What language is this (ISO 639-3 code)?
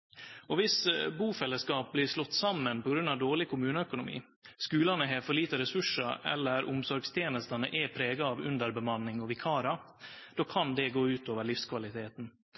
nno